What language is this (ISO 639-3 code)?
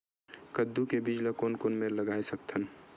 hne